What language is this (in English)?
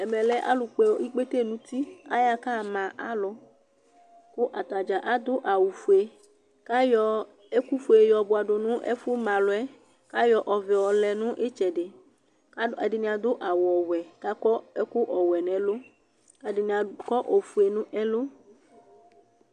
Ikposo